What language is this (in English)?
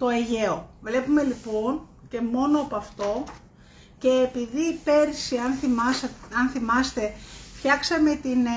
Greek